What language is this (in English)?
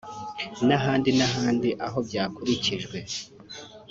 Kinyarwanda